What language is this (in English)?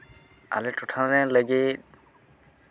Santali